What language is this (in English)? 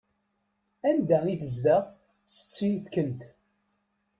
Kabyle